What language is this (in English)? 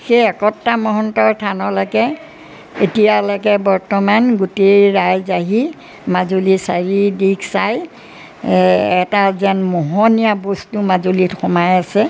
Assamese